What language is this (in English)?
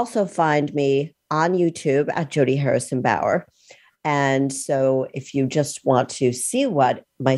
English